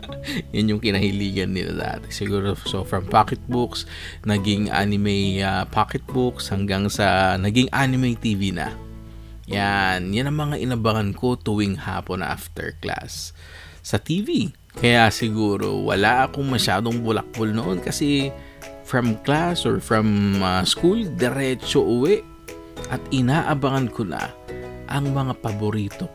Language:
Filipino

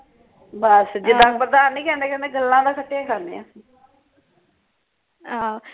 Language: Punjabi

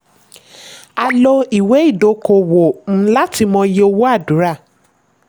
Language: Yoruba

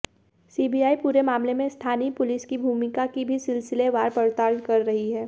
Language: Hindi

